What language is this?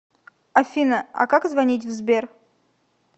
Russian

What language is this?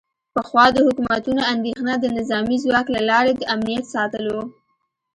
Pashto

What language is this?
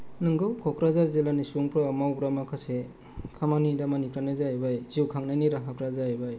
Bodo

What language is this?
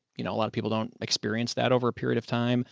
English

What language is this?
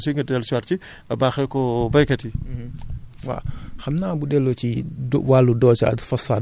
Wolof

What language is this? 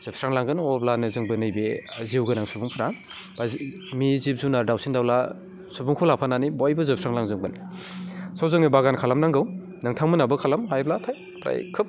Bodo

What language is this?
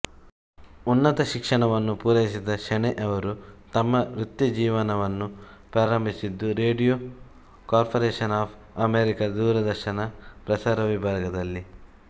Kannada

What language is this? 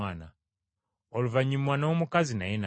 Ganda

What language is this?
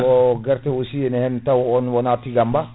Fula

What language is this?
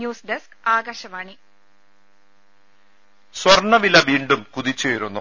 Malayalam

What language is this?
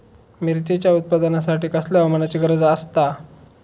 Marathi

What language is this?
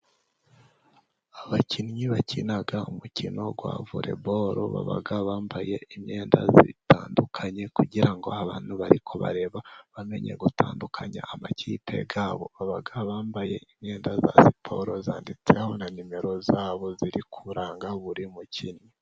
Kinyarwanda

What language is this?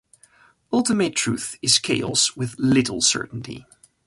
English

